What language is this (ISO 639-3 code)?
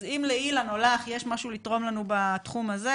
heb